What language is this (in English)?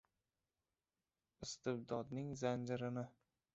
Uzbek